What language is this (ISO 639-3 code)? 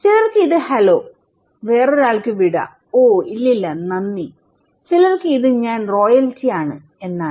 mal